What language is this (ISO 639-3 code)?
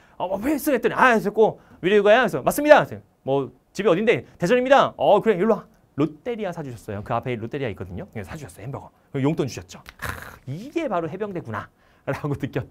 kor